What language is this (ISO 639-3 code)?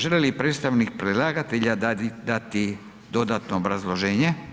hrv